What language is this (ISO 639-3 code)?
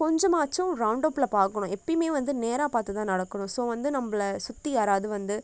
tam